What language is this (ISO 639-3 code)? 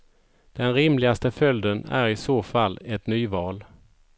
swe